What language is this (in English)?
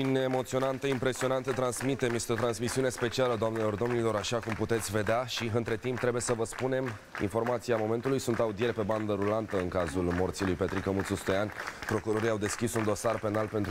Romanian